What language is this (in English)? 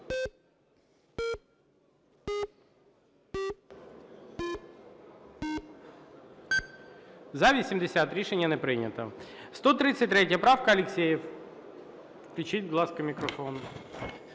Ukrainian